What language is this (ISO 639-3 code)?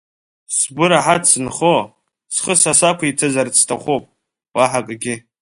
abk